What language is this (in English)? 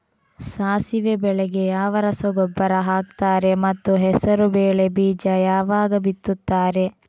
Kannada